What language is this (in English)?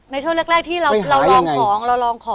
Thai